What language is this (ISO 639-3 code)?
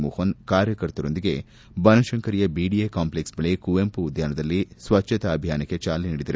kan